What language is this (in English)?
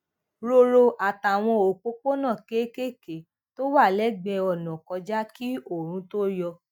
Yoruba